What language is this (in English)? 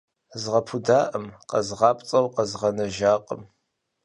Kabardian